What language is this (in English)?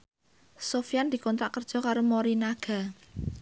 Javanese